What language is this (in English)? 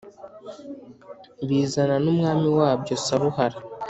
Kinyarwanda